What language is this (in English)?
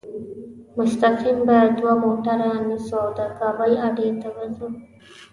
Pashto